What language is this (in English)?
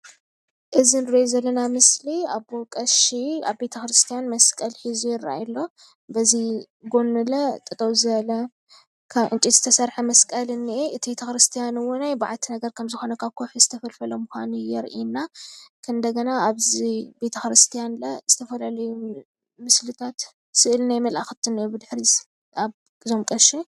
Tigrinya